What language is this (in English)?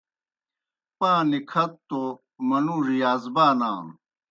Kohistani Shina